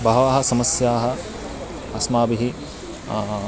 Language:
Sanskrit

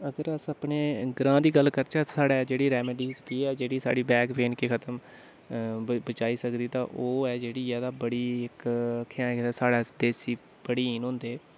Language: Dogri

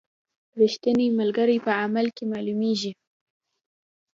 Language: Pashto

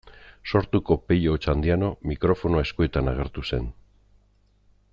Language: Basque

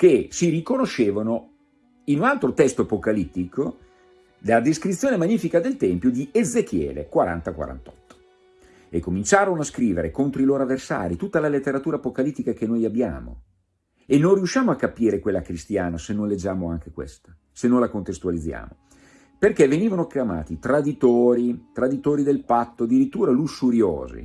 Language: Italian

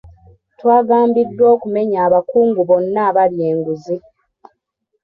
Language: Ganda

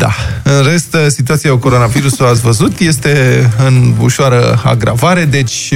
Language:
Romanian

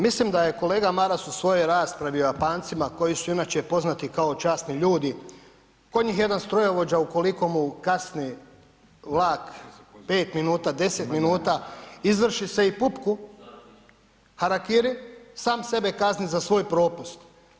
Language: Croatian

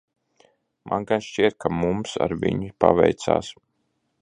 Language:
Latvian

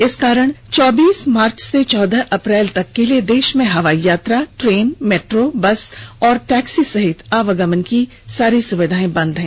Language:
Hindi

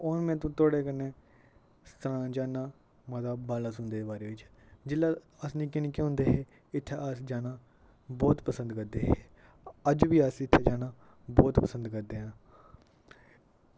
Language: Dogri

